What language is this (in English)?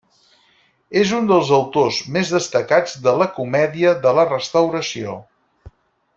Catalan